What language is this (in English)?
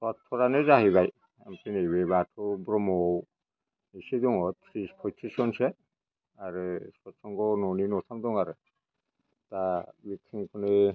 Bodo